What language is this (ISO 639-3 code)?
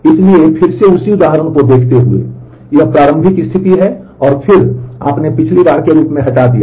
hin